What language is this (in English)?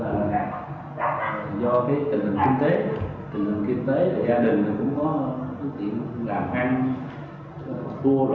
Vietnamese